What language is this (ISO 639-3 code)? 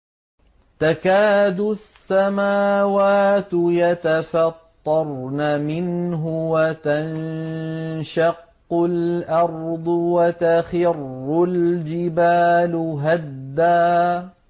ara